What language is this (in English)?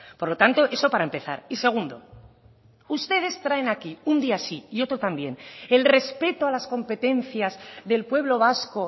Spanish